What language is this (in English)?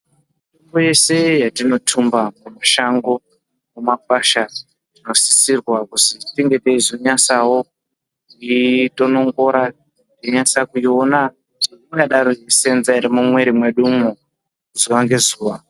Ndau